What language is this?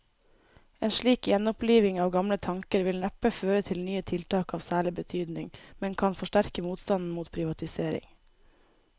Norwegian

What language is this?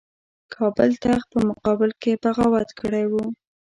Pashto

